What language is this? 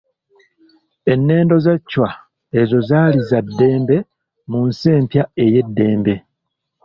Ganda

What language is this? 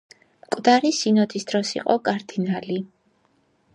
Georgian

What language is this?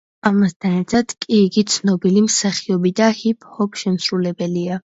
Georgian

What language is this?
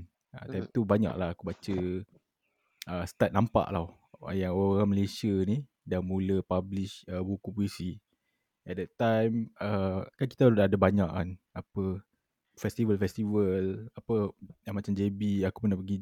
Malay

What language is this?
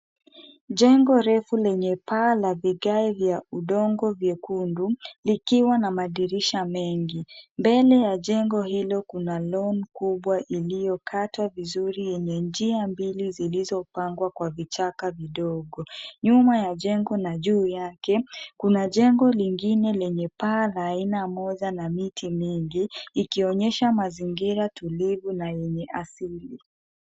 Swahili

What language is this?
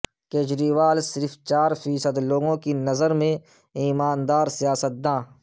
Urdu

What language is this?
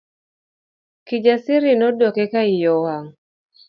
Luo (Kenya and Tanzania)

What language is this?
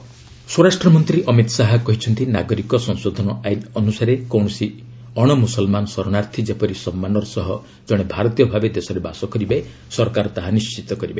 Odia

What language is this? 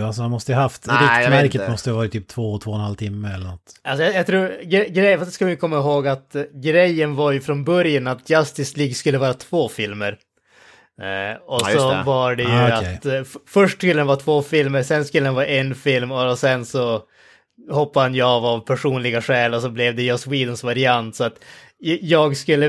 Swedish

